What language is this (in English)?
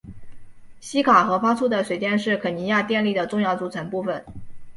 Chinese